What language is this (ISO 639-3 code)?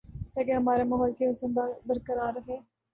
urd